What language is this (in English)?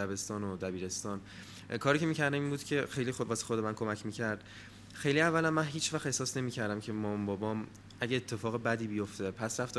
Persian